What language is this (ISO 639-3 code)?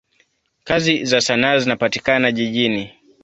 swa